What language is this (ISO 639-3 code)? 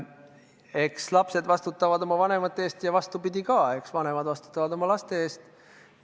est